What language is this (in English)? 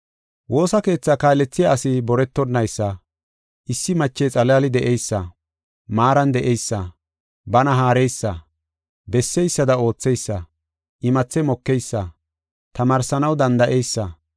Gofa